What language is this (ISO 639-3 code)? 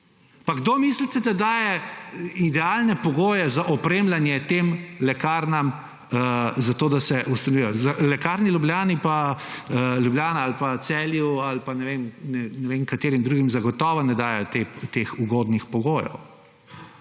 slv